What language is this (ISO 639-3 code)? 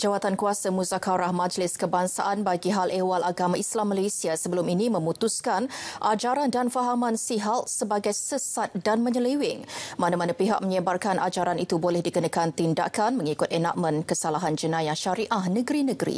msa